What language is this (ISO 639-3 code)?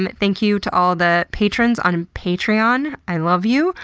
eng